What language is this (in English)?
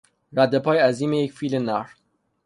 Persian